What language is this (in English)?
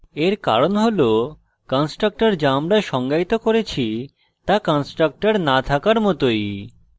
Bangla